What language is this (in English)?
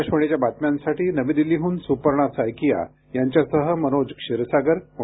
Marathi